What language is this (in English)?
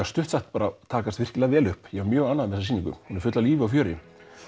Icelandic